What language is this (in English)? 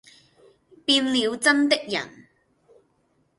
Cantonese